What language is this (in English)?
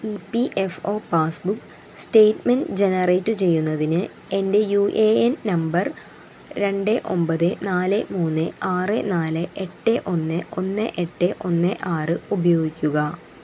Malayalam